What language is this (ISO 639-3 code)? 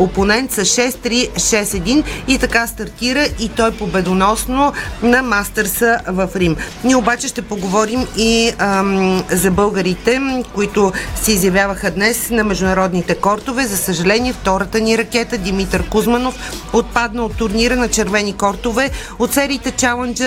bul